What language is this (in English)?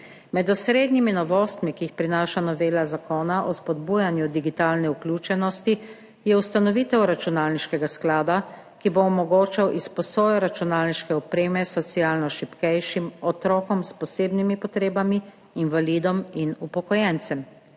Slovenian